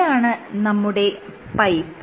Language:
Malayalam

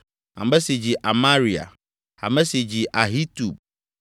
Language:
Ewe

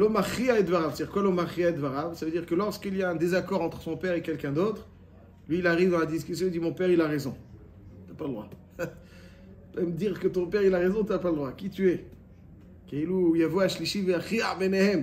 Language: French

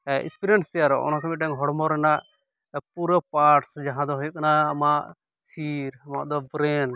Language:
Santali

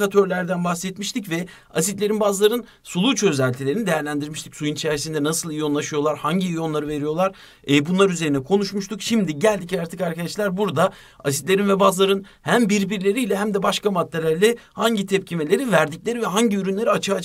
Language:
Turkish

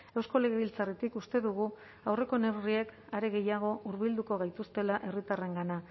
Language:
Basque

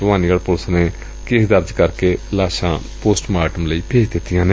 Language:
Punjabi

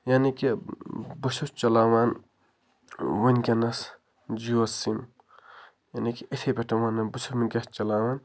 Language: Kashmiri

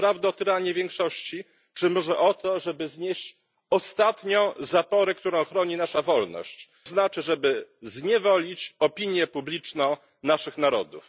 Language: Polish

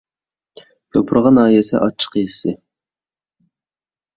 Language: Uyghur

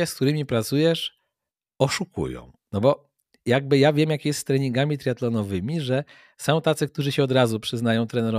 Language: Polish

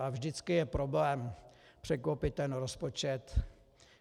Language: Czech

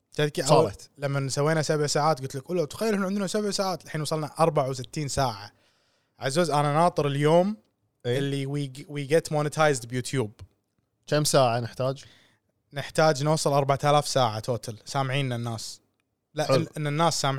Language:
Arabic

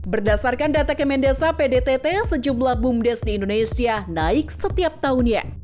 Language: Indonesian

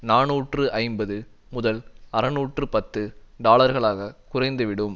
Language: Tamil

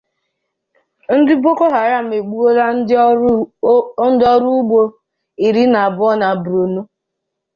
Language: Igbo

